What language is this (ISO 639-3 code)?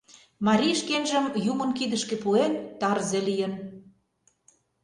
chm